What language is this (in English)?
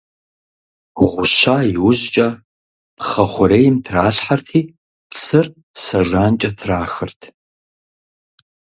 Kabardian